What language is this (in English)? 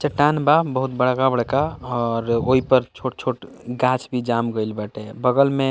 Bhojpuri